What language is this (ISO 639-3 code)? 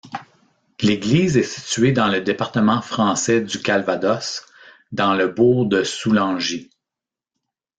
fra